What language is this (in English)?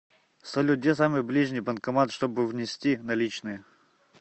Russian